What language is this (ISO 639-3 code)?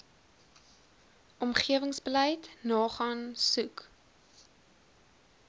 afr